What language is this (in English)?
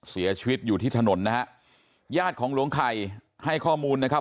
Thai